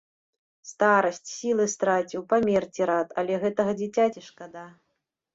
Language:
Belarusian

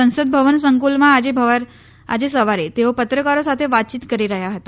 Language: Gujarati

